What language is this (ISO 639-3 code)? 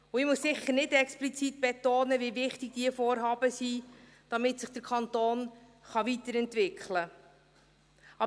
gsw